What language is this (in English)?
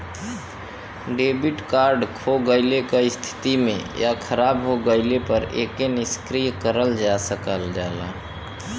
Bhojpuri